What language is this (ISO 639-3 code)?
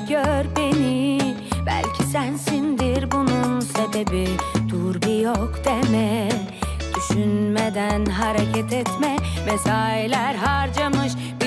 tur